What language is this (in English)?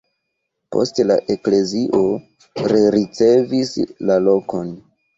Esperanto